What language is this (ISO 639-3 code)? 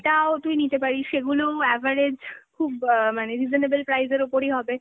ben